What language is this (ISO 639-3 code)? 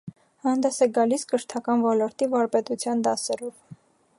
hye